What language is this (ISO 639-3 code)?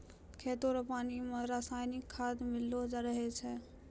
mai